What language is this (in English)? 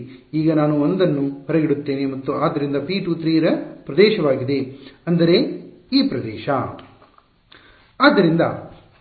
Kannada